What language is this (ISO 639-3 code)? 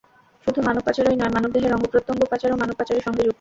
ben